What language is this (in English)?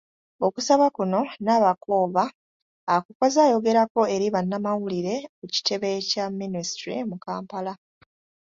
Ganda